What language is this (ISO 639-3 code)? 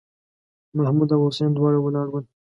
pus